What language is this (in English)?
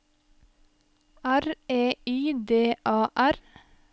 Norwegian